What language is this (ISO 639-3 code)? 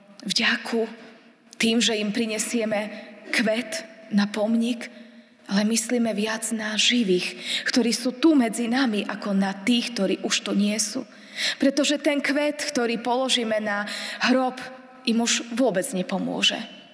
slk